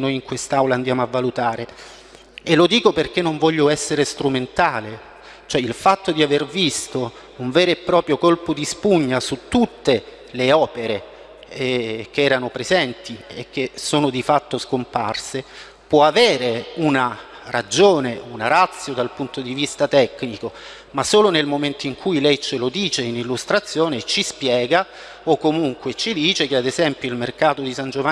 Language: Italian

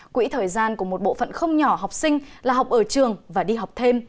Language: Vietnamese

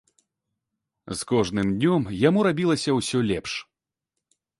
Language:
Belarusian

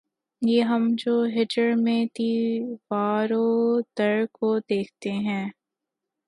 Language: Urdu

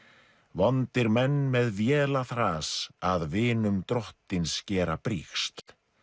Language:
Icelandic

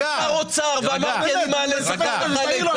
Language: Hebrew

